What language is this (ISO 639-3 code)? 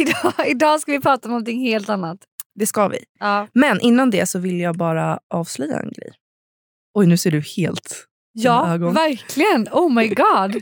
swe